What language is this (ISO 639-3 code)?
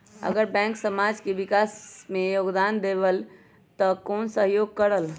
mag